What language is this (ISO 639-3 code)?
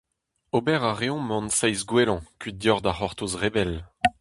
bre